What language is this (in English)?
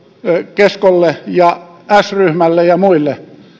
Finnish